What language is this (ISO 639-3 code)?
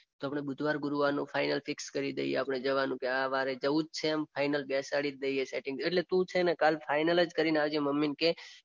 guj